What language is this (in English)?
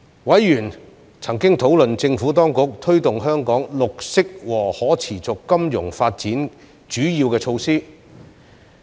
Cantonese